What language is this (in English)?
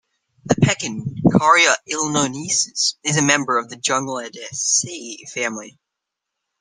English